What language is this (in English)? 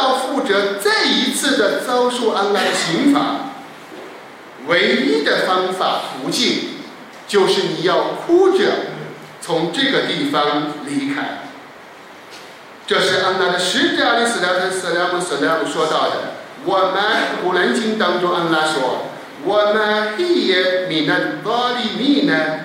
Chinese